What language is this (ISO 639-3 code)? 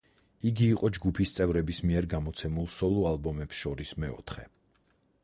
kat